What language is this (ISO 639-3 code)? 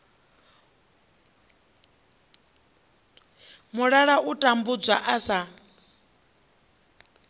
ven